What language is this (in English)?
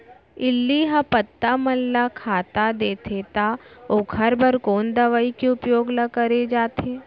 Chhattisgarhi